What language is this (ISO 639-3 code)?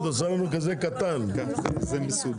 heb